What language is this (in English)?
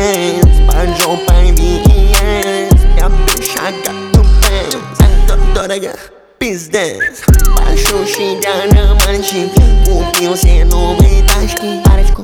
Russian